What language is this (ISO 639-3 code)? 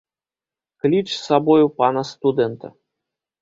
bel